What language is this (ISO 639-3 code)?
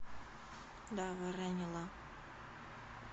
rus